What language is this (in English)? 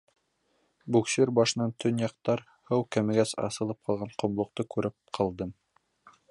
Bashkir